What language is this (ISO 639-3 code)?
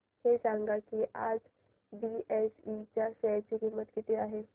mar